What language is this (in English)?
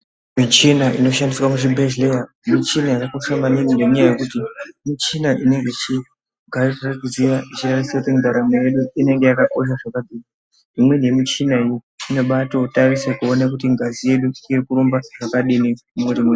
Ndau